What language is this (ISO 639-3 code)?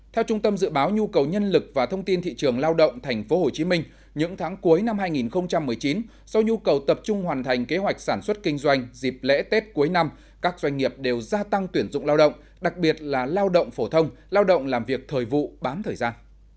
vie